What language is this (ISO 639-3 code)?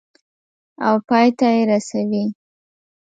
pus